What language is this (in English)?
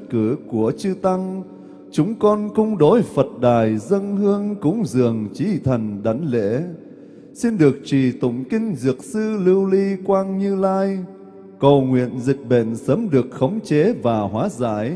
Vietnamese